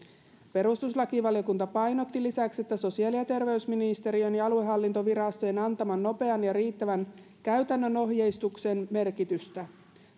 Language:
Finnish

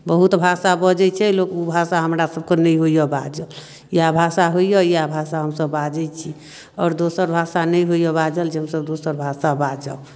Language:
Maithili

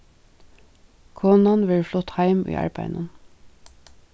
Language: Faroese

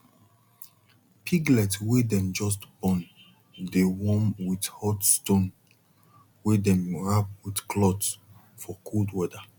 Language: Nigerian Pidgin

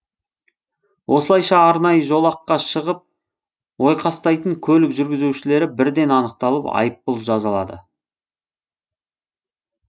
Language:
Kazakh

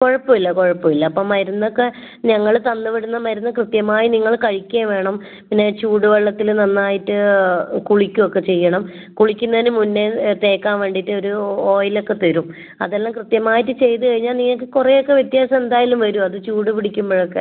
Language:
Malayalam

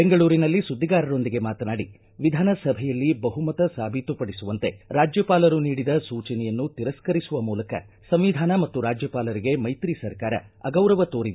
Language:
Kannada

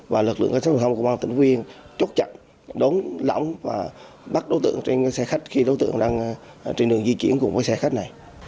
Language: Vietnamese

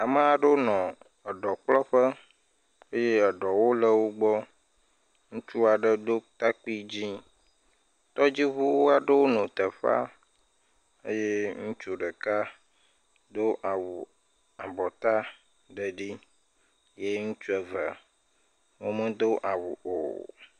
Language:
Ewe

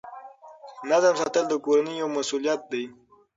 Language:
Pashto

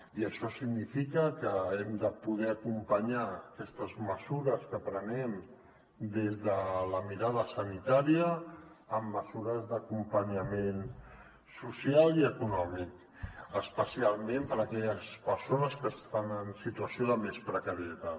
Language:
Catalan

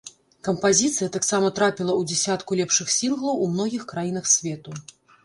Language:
Belarusian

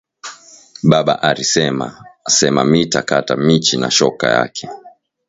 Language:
Swahili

